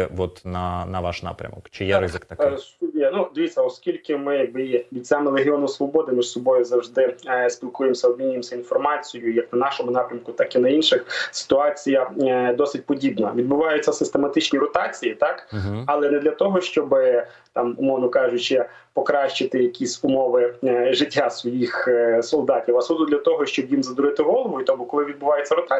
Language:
Ukrainian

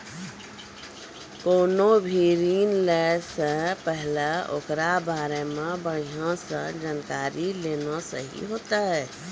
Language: Maithili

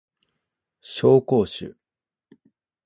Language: Japanese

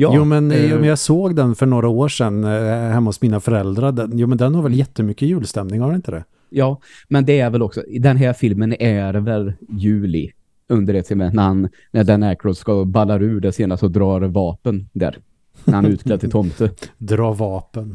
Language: Swedish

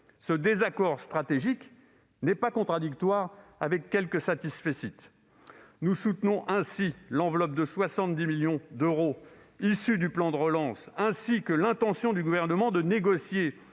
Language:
French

